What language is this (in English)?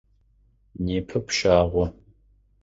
Adyghe